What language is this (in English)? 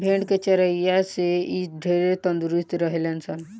Bhojpuri